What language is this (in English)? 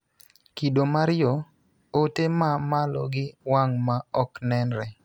Luo (Kenya and Tanzania)